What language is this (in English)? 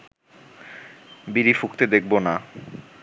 Bangla